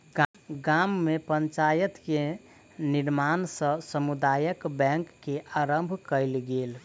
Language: Maithili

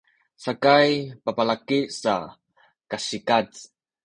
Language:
Sakizaya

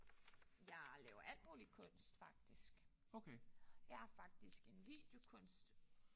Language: Danish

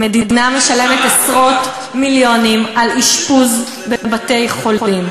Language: Hebrew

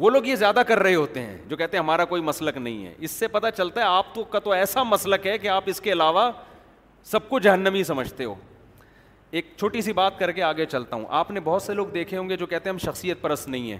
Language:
Urdu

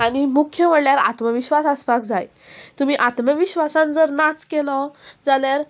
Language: Konkani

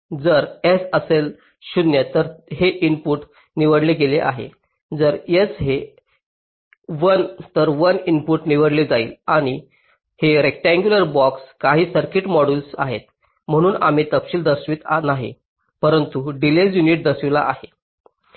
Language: Marathi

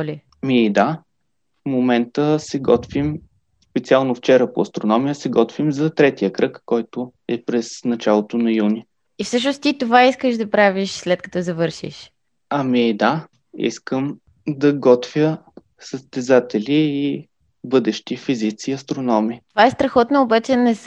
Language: Bulgarian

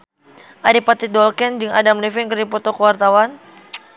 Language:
Sundanese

